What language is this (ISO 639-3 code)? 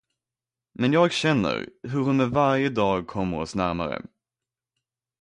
swe